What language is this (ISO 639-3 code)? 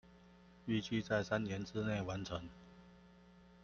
zho